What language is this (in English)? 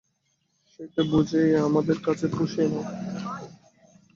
Bangla